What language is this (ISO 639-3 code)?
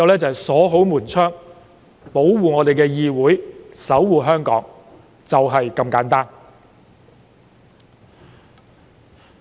yue